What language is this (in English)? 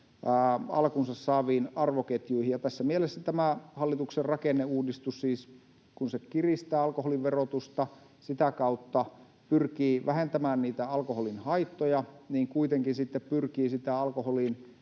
Finnish